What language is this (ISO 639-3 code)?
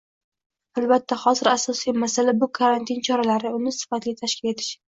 uzb